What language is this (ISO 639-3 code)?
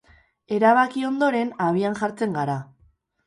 eus